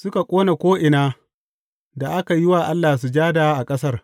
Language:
Hausa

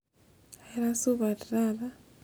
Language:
Masai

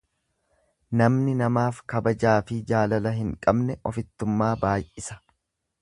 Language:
Oromo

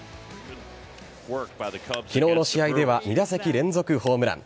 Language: Japanese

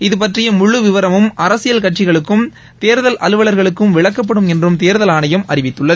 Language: Tamil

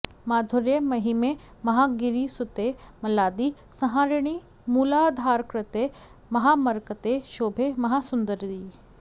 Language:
Sanskrit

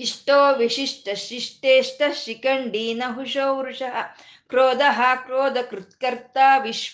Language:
Kannada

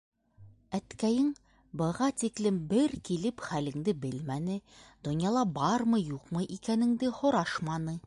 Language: Bashkir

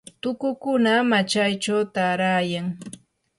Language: Yanahuanca Pasco Quechua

